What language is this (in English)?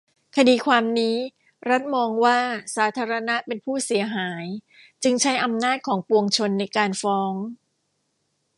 Thai